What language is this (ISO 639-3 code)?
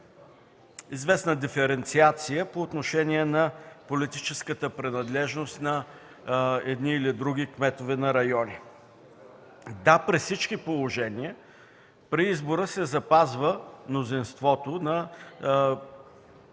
bul